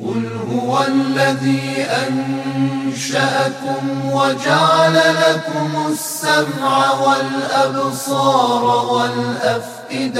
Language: Persian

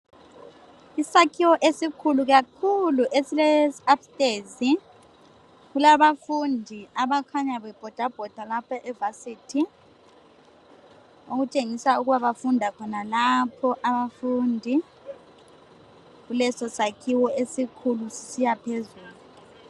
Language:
North Ndebele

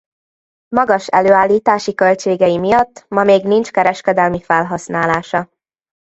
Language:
Hungarian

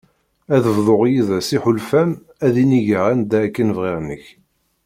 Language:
Kabyle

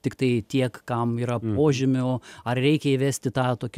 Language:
Lithuanian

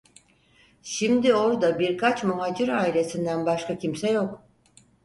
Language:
Turkish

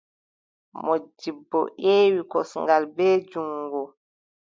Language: Adamawa Fulfulde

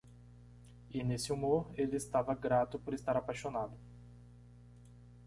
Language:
Portuguese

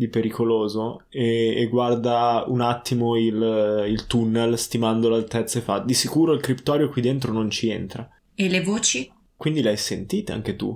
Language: Italian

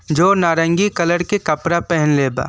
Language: Bhojpuri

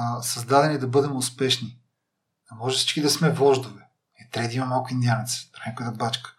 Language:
Bulgarian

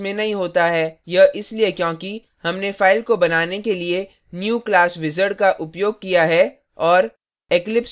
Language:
Hindi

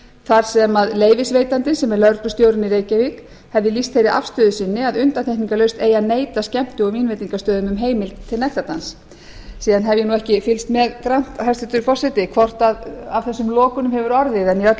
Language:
Icelandic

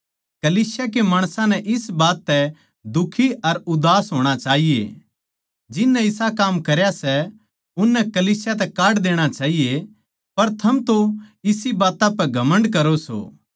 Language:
Haryanvi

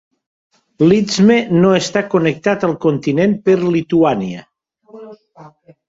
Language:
Catalan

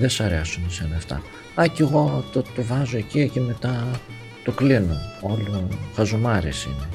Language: Greek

